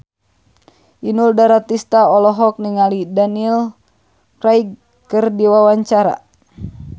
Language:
Sundanese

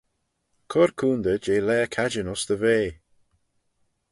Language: Manx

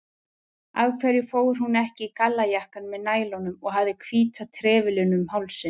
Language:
Icelandic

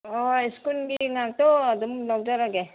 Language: Manipuri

